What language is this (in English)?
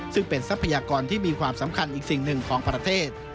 Thai